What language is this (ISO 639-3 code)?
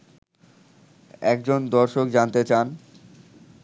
ben